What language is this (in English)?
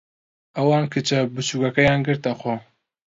Central Kurdish